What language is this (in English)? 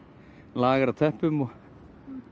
Icelandic